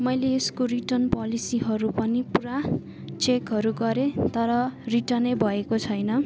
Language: Nepali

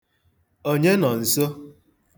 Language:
Igbo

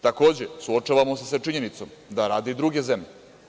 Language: Serbian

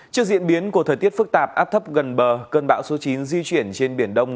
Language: Vietnamese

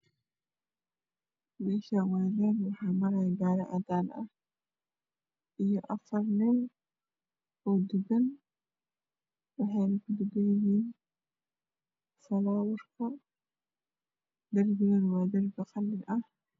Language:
Somali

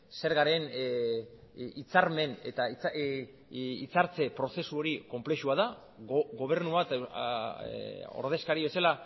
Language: Basque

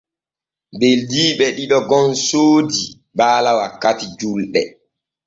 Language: Borgu Fulfulde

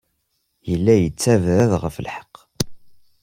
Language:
Kabyle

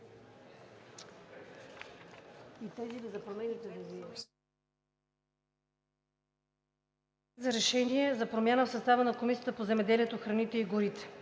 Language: Bulgarian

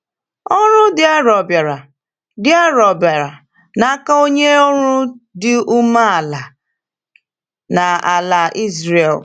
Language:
Igbo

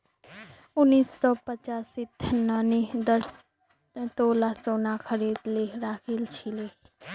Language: Magahi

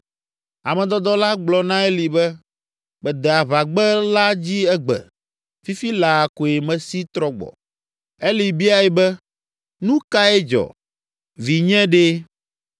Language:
Ewe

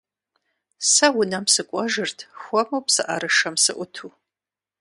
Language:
Kabardian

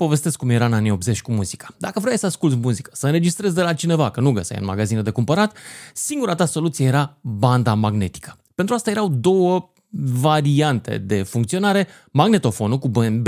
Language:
Romanian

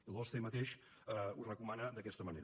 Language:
Catalan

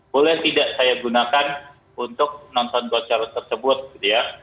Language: Indonesian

